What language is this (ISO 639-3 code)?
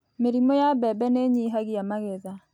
kik